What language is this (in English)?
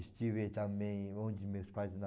Portuguese